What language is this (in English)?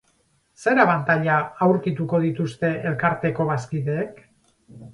Basque